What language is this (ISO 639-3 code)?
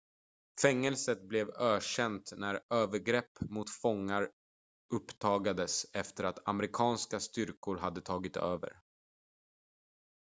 swe